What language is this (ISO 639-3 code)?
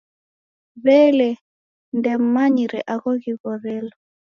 dav